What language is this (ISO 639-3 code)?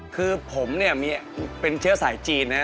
tha